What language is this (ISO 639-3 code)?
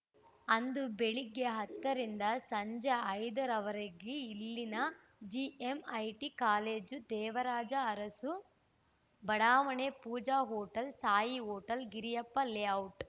kan